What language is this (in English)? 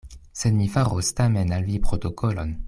Esperanto